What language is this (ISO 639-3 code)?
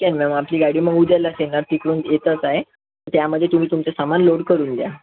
mar